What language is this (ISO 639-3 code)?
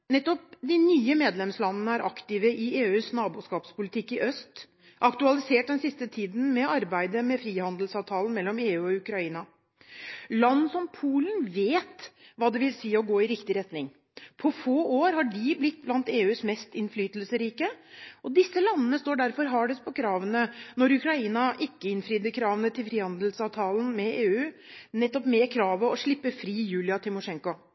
nob